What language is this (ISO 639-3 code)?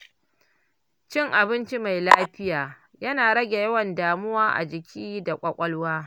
hau